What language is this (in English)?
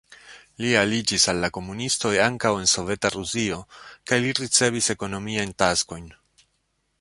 Esperanto